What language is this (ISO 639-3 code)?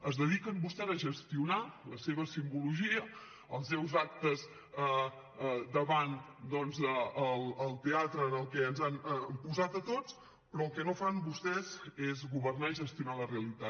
cat